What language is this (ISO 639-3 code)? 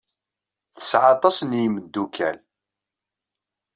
kab